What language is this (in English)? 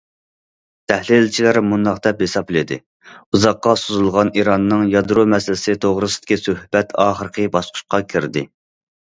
Uyghur